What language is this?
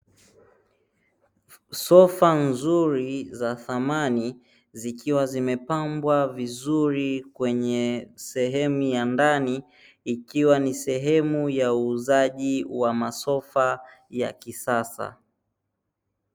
Swahili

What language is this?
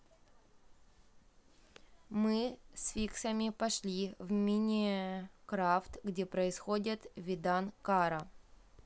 Russian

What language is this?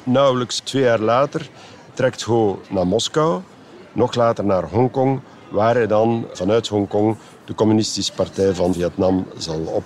Dutch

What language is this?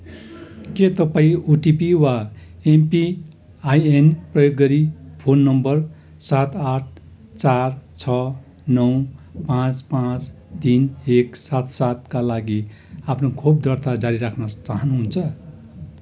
Nepali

